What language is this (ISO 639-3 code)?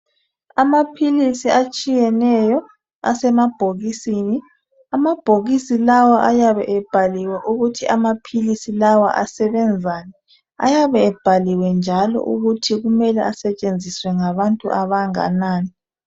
nde